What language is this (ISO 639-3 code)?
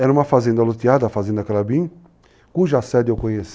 por